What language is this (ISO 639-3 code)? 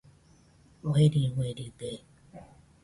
hux